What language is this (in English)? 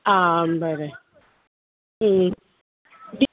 Konkani